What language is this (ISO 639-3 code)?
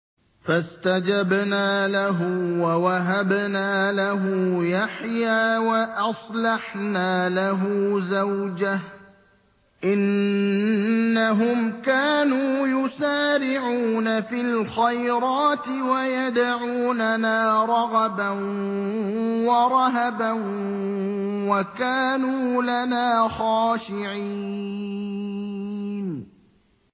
ara